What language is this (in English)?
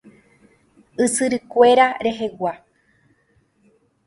Guarani